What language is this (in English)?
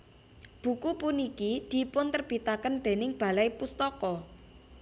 Javanese